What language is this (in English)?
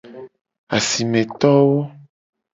Gen